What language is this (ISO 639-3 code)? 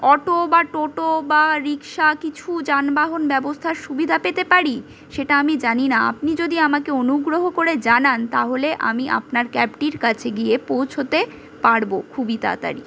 ben